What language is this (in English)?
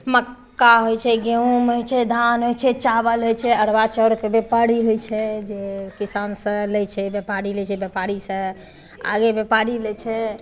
Maithili